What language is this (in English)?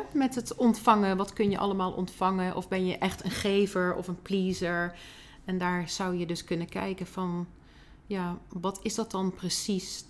Dutch